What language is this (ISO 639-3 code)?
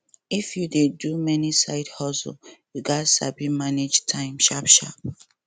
pcm